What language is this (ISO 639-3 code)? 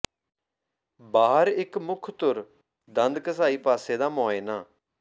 pan